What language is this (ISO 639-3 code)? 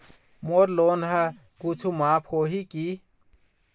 hne